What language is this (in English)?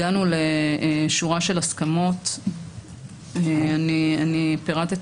Hebrew